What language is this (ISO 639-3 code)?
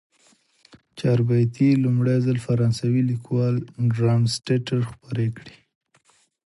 pus